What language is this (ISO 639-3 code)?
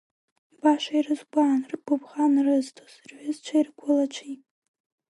abk